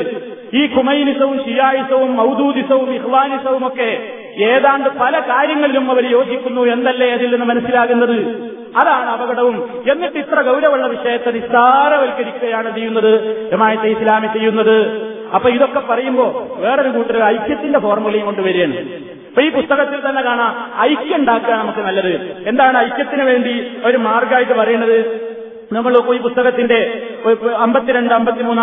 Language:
Malayalam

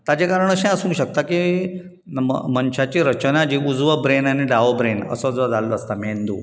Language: Konkani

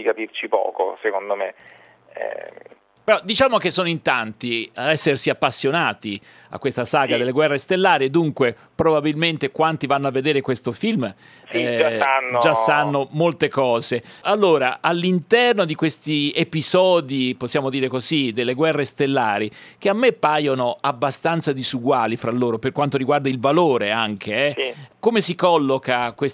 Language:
Italian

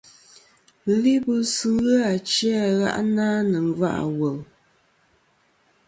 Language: Kom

